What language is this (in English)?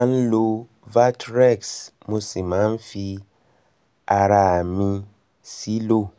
Yoruba